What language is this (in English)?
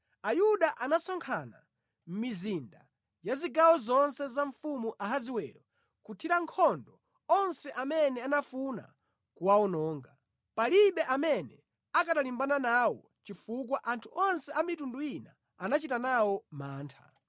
Nyanja